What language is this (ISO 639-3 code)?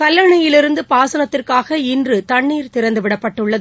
tam